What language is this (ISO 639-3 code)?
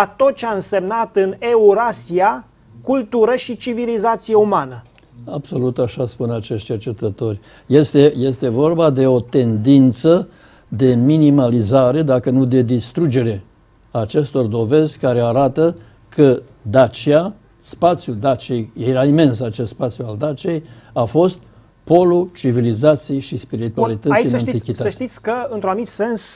ron